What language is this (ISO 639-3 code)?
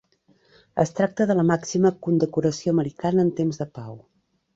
cat